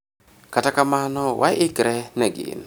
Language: Luo (Kenya and Tanzania)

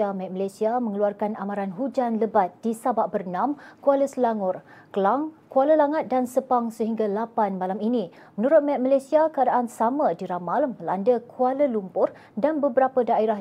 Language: Malay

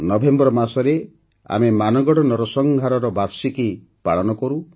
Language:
Odia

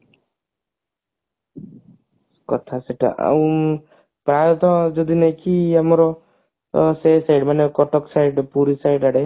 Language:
Odia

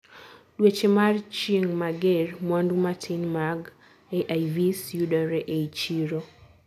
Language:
Luo (Kenya and Tanzania)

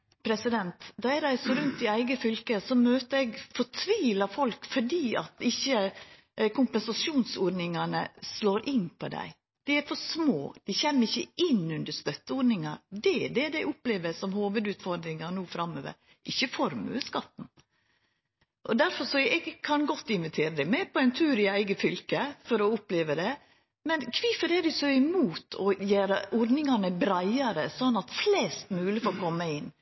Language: Norwegian Nynorsk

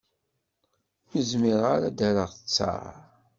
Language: Kabyle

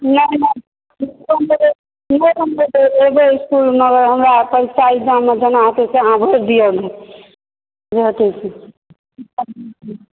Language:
Maithili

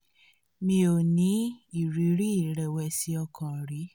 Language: Yoruba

